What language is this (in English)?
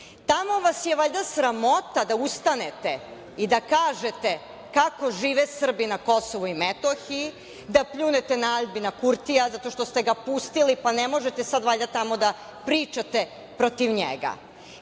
Serbian